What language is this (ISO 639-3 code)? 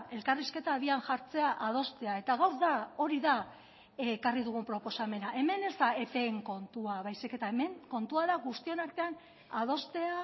eus